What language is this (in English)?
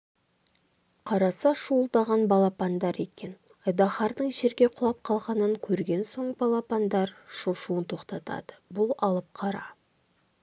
Kazakh